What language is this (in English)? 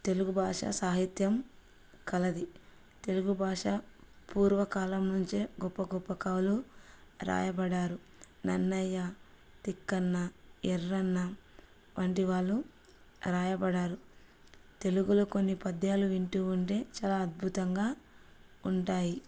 Telugu